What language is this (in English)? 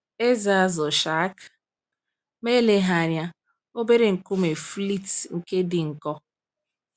Igbo